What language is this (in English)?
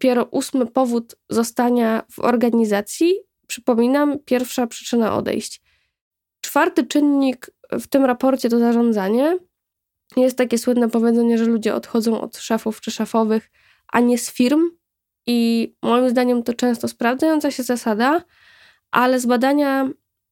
Polish